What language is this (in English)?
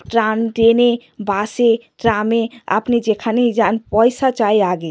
Bangla